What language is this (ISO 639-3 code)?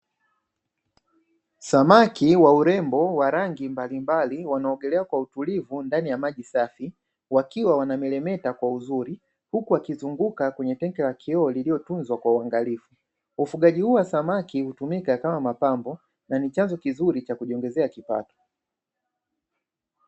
swa